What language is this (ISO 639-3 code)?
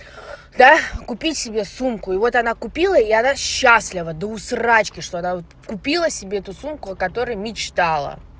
rus